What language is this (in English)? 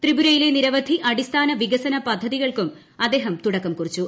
Malayalam